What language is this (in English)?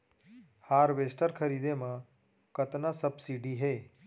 Chhattisgarhi